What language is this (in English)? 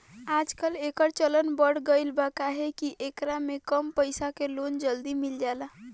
Bhojpuri